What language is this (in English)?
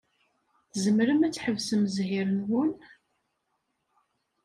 Kabyle